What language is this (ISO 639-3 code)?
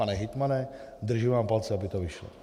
ces